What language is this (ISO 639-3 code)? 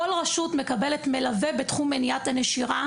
heb